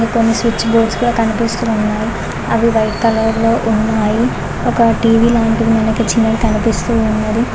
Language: Telugu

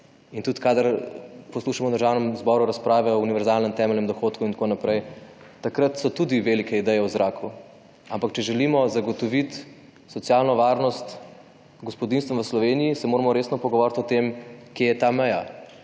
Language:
Slovenian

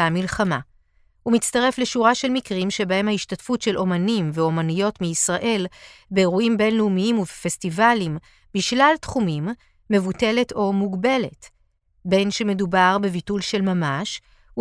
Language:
Hebrew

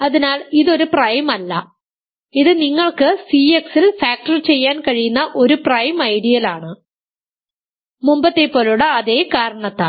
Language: Malayalam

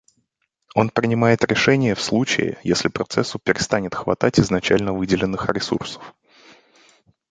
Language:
Russian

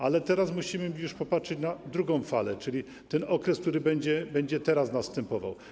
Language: Polish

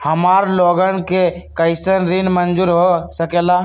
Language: Magahi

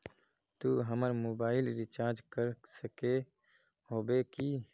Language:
Magahi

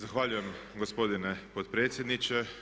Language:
Croatian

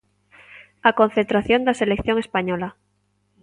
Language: Galician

